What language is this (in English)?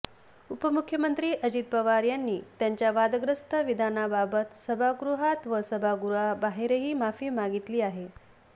Marathi